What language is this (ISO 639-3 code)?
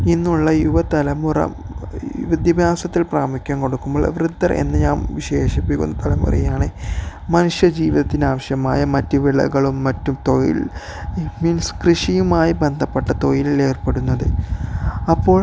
mal